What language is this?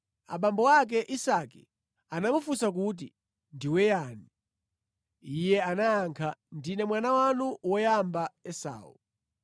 Nyanja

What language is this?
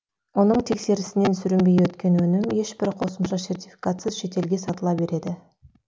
Kazakh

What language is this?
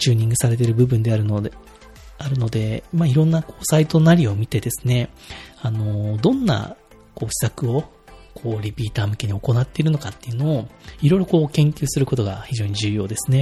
Japanese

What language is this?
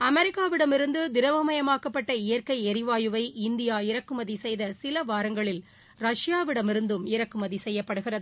Tamil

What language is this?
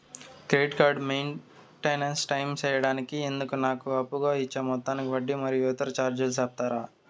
Telugu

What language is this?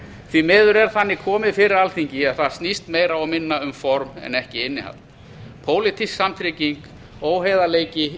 Icelandic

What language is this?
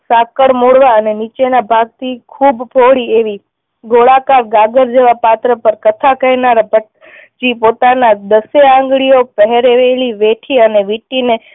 Gujarati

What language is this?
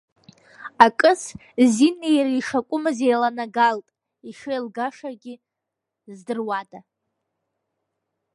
Abkhazian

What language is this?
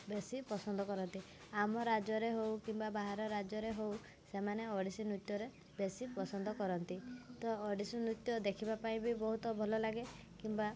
Odia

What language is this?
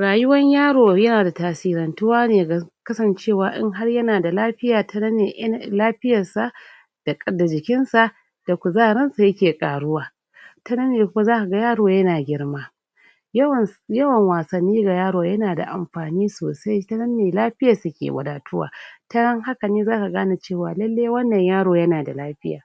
Hausa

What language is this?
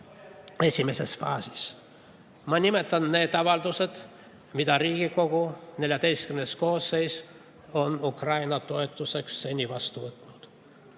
Estonian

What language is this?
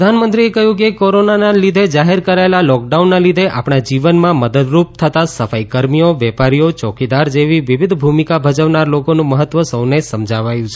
Gujarati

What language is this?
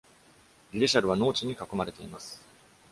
Japanese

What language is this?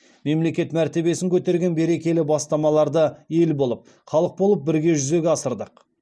Kazakh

